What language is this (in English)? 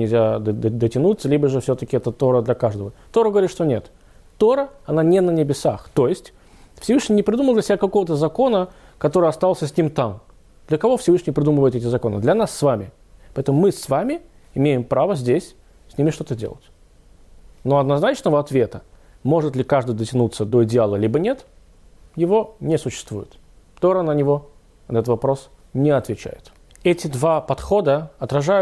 Russian